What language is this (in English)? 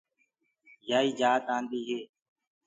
Gurgula